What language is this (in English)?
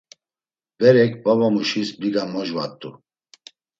Laz